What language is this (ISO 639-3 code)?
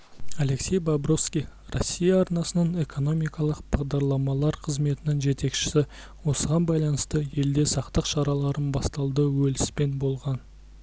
kaz